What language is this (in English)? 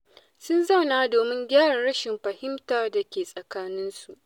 Hausa